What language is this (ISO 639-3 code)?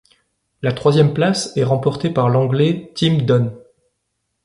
fra